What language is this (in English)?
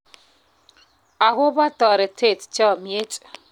Kalenjin